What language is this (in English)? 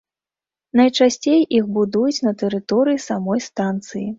Belarusian